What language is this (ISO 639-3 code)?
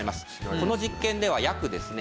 jpn